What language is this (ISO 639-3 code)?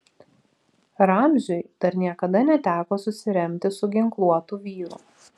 lit